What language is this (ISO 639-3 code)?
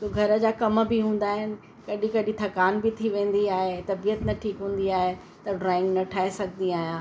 snd